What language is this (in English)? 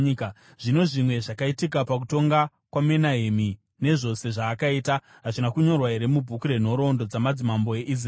Shona